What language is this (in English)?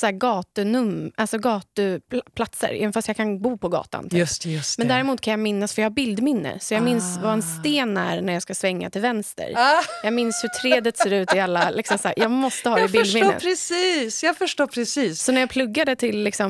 Swedish